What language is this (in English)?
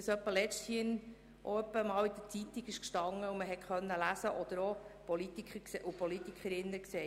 Swiss German